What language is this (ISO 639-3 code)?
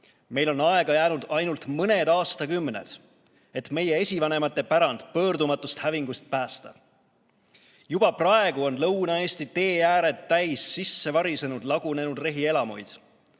est